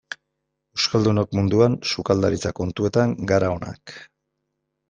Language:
Basque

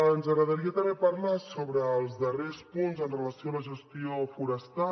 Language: Catalan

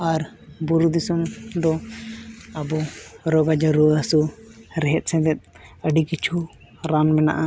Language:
Santali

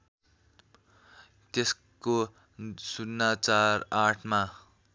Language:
Nepali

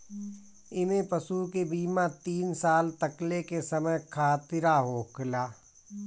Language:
Bhojpuri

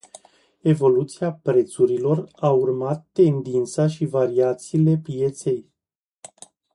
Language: Romanian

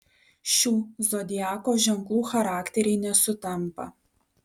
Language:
Lithuanian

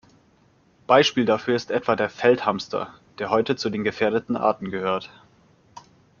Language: German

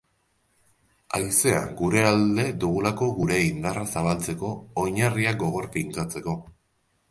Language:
Basque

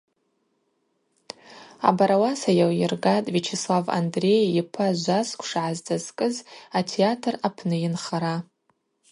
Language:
Abaza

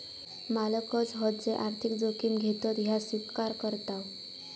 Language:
Marathi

